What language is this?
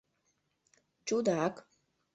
Mari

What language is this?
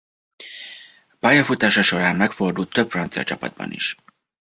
Hungarian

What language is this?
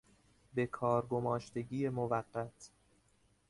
Persian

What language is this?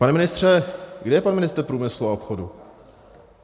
Czech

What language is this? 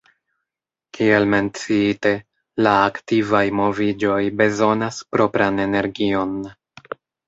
Esperanto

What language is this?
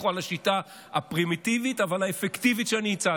Hebrew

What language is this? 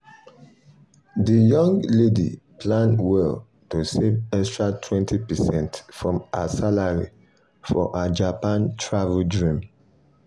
Nigerian Pidgin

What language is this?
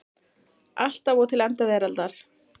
Icelandic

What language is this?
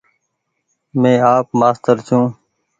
Goaria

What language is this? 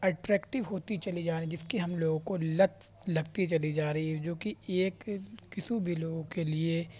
Urdu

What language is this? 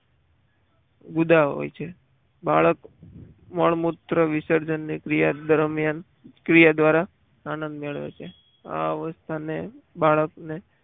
Gujarati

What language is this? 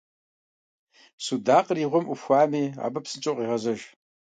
Kabardian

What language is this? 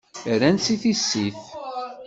Kabyle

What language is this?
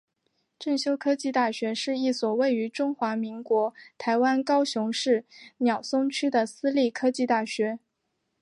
Chinese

